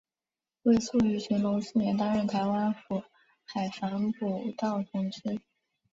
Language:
Chinese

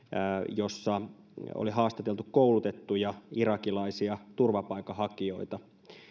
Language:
Finnish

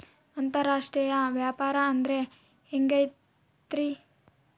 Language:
Kannada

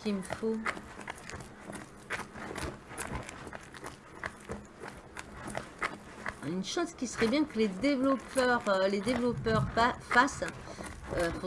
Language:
French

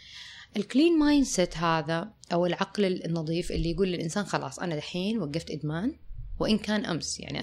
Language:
Arabic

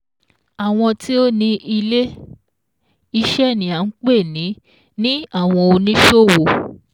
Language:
Yoruba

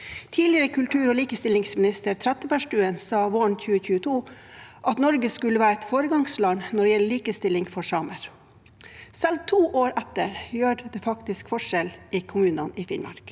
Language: Norwegian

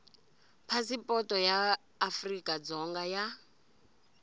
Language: Tsonga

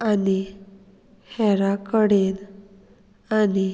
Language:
Konkani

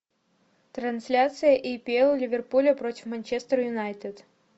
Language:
Russian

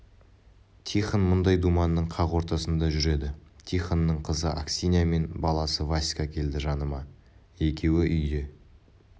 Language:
Kazakh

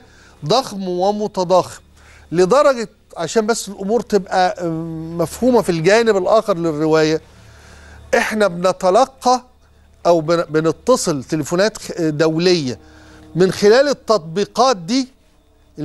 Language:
Arabic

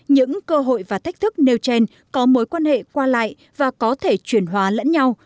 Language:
Vietnamese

